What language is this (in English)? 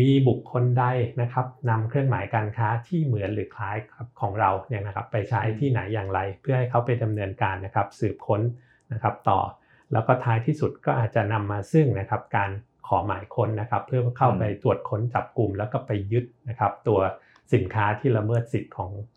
Thai